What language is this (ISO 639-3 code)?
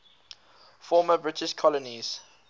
eng